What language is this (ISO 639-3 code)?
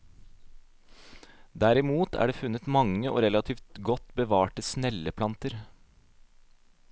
nor